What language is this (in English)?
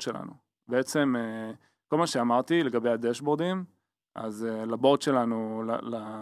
Hebrew